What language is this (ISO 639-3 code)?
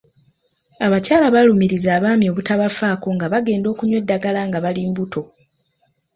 lug